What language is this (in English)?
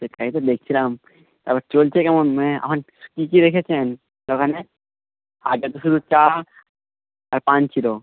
Bangla